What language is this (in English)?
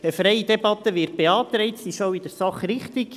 Swiss German